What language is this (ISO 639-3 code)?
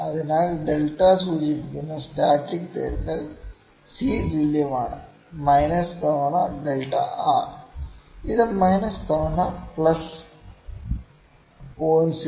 mal